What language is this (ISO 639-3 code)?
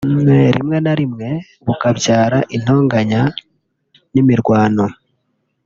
kin